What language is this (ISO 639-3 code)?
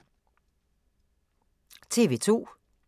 dan